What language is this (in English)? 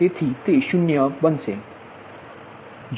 Gujarati